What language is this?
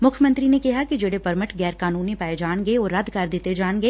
Punjabi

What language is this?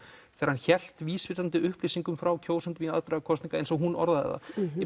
Icelandic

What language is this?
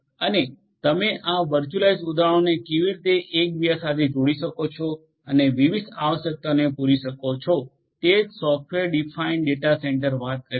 Gujarati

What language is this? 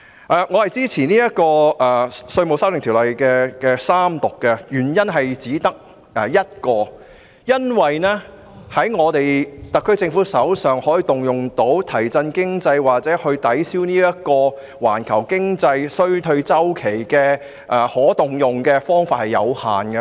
Cantonese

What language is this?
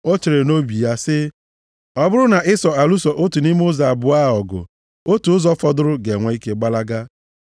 Igbo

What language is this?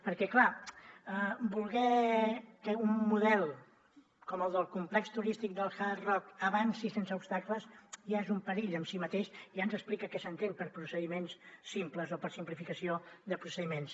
Catalan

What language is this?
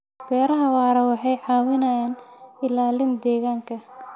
Somali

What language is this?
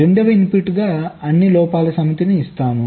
Telugu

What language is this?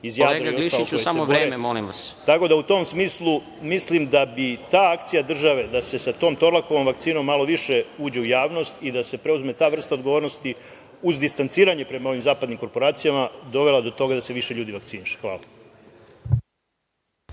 Serbian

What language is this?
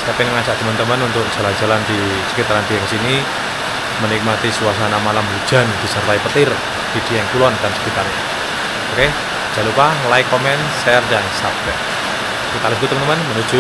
Indonesian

